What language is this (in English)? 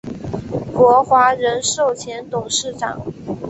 Chinese